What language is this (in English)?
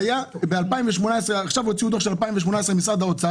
Hebrew